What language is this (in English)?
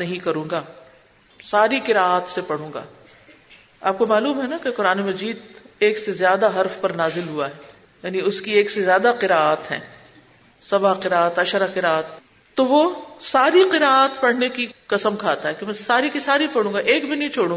Urdu